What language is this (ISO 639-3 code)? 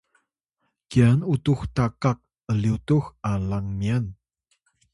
tay